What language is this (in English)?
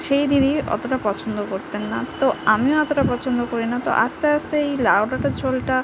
Bangla